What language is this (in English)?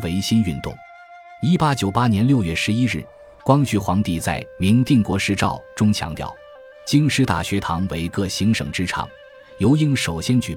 Chinese